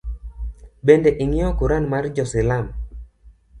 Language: Luo (Kenya and Tanzania)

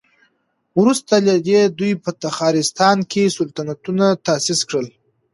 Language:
Pashto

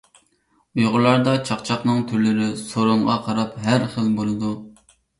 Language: Uyghur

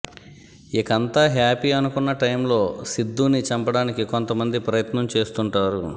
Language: Telugu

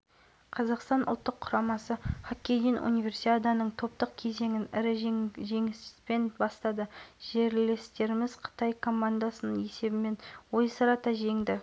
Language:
Kazakh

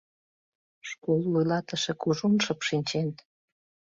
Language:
Mari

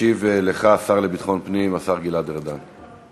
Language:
Hebrew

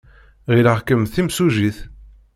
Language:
Kabyle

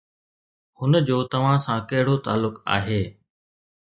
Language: Sindhi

